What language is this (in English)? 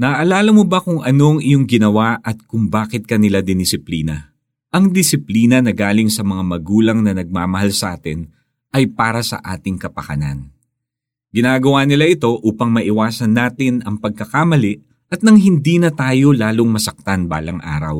Filipino